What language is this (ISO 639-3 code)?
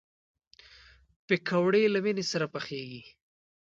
pus